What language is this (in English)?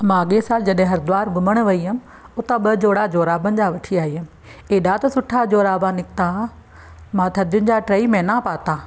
Sindhi